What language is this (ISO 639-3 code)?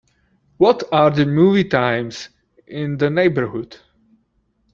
eng